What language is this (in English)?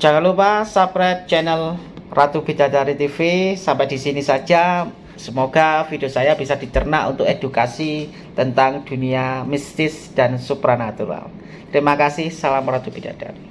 Indonesian